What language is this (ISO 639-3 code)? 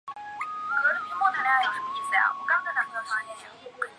zho